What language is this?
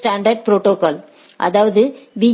Tamil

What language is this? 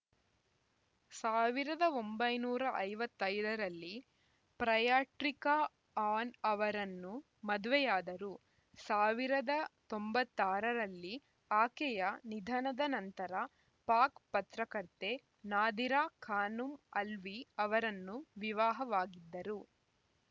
Kannada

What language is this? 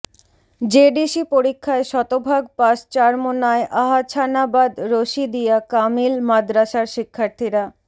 Bangla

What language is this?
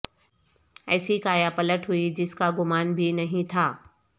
Urdu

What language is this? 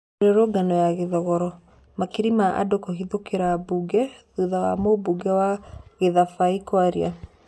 Kikuyu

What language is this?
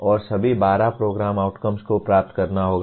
Hindi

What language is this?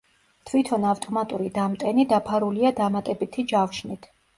Georgian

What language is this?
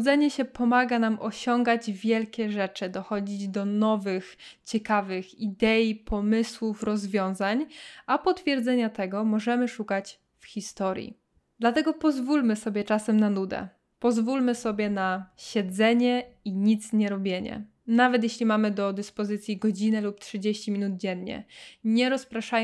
Polish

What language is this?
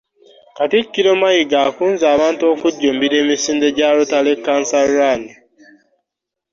Ganda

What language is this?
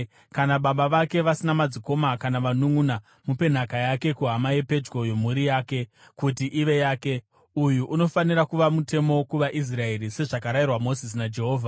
Shona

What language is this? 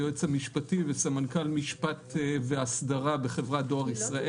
Hebrew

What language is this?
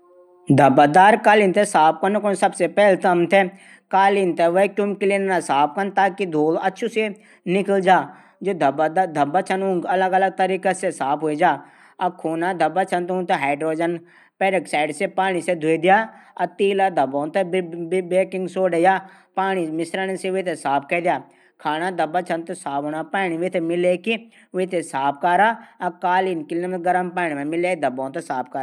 Garhwali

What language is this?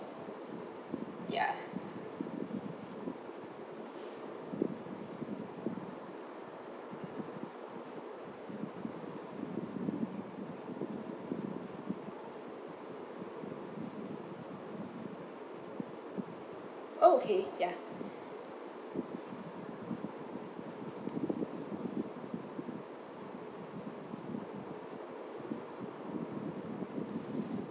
English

